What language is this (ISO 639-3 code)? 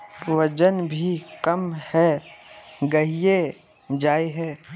mag